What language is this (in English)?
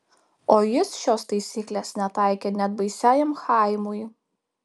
Lithuanian